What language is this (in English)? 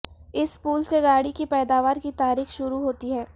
Urdu